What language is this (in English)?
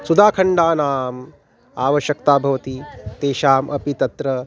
Sanskrit